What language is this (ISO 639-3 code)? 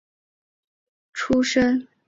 zho